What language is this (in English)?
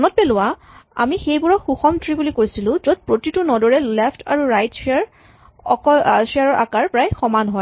Assamese